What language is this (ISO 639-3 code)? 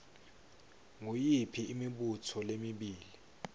ssw